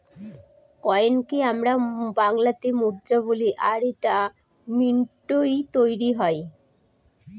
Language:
Bangla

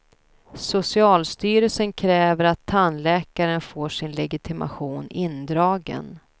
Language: Swedish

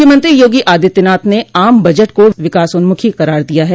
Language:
Hindi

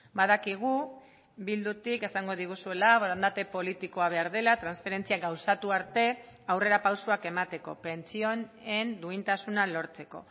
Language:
Basque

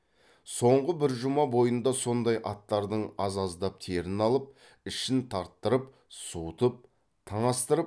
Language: Kazakh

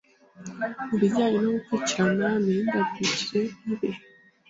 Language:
Kinyarwanda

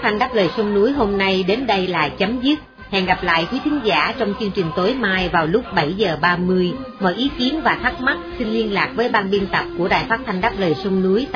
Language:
Vietnamese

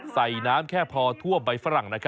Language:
Thai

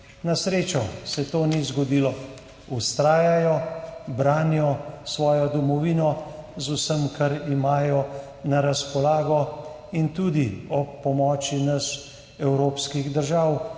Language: Slovenian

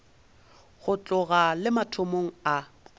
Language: Northern Sotho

